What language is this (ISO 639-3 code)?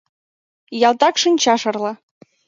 chm